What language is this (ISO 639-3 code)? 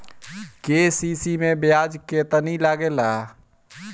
bho